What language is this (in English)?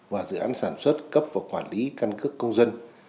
Vietnamese